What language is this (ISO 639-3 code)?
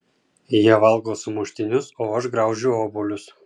lit